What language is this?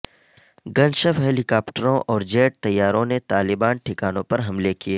Urdu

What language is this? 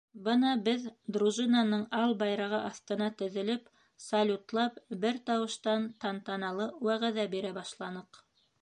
Bashkir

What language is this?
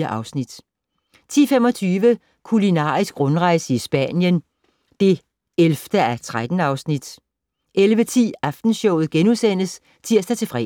Danish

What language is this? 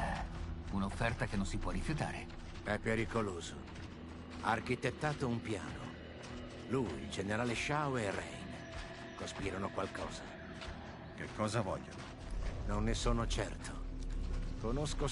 Italian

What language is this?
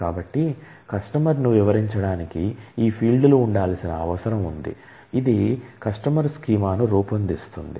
Telugu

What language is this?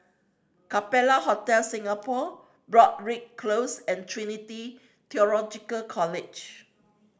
English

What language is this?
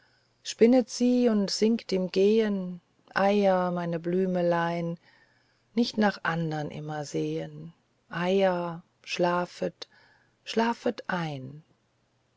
German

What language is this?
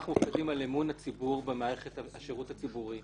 Hebrew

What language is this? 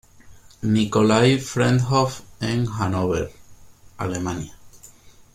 Spanish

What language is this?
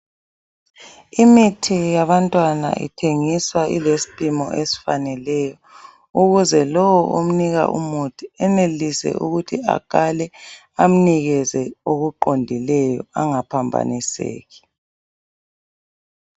North Ndebele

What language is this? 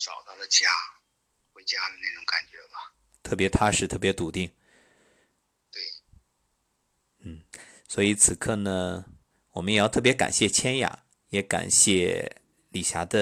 Chinese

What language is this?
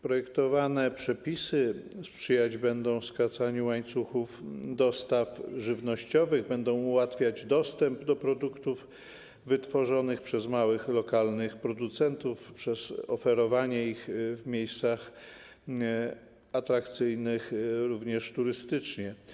Polish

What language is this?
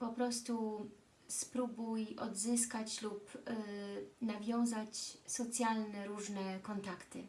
Polish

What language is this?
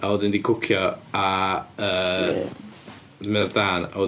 Welsh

